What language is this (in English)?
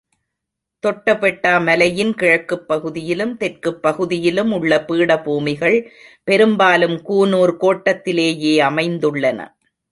Tamil